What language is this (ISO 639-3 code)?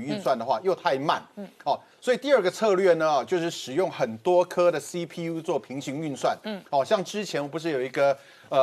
zho